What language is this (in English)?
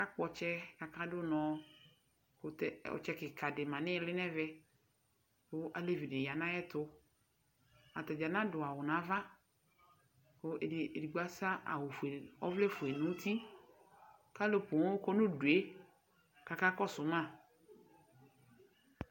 Ikposo